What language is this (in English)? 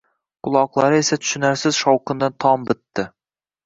Uzbek